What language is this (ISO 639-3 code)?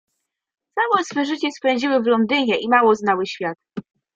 pol